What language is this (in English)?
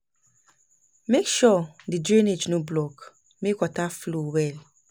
Nigerian Pidgin